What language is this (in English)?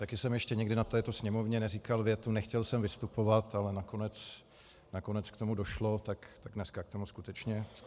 Czech